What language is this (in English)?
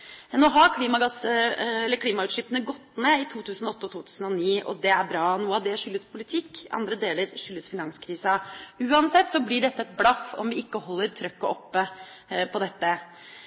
Norwegian Bokmål